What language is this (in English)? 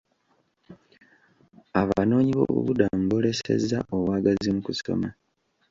Ganda